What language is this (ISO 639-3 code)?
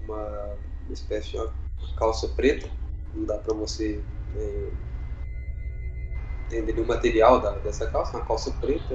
por